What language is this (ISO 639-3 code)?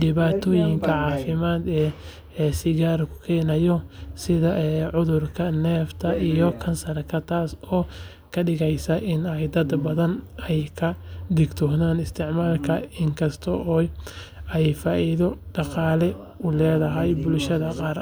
som